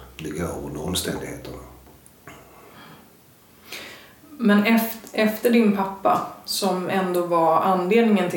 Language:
Swedish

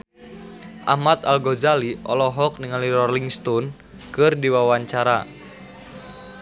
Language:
Sundanese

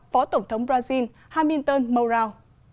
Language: Vietnamese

